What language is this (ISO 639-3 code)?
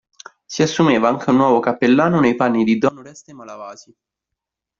ita